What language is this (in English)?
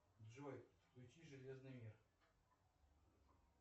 Russian